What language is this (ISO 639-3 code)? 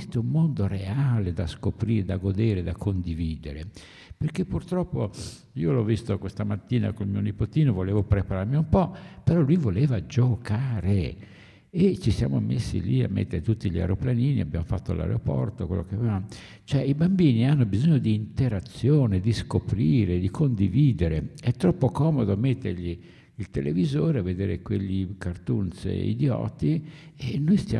ita